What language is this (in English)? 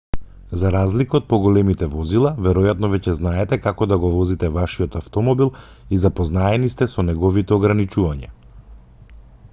Macedonian